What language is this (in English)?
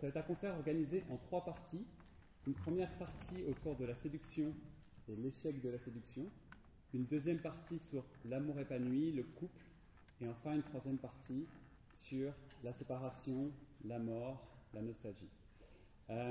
French